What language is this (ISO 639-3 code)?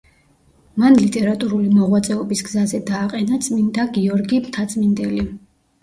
kat